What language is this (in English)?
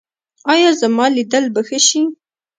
Pashto